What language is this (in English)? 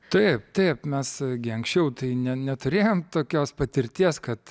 Lithuanian